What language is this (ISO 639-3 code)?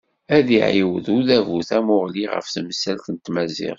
kab